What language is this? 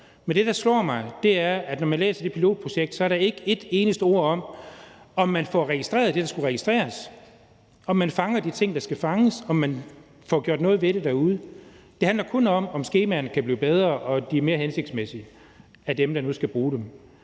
Danish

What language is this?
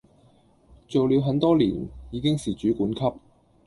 Cantonese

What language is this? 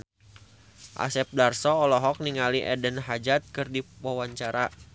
Sundanese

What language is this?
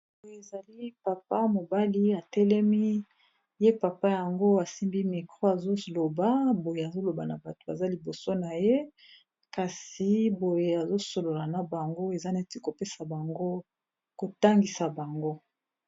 Lingala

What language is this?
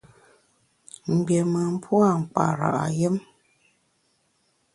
Bamun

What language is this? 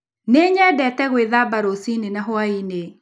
Kikuyu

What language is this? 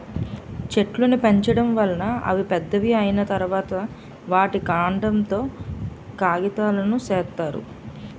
Telugu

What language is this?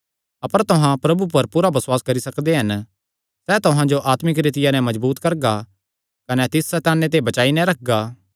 Kangri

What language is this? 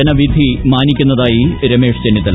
Malayalam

